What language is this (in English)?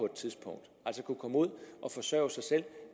Danish